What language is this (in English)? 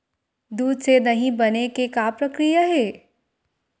Chhattisgarhi